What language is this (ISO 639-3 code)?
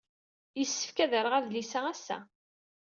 kab